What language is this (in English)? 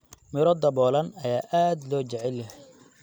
Somali